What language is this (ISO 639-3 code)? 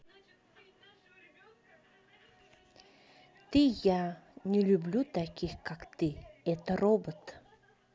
rus